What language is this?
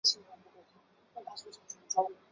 Chinese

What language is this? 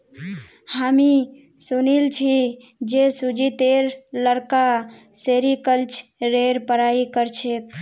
Magahi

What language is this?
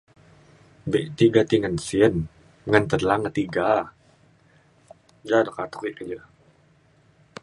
Mainstream Kenyah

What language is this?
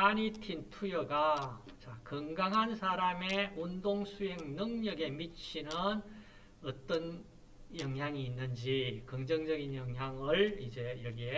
Korean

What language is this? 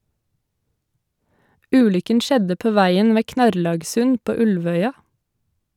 Norwegian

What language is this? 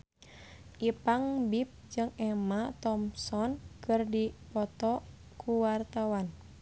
Sundanese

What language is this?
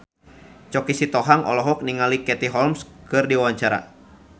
Sundanese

